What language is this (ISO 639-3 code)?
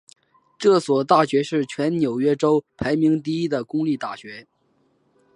zho